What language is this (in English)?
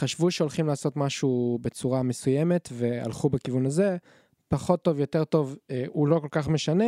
Hebrew